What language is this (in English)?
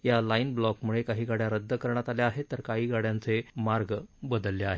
Marathi